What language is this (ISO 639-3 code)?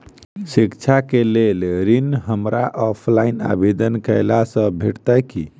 mai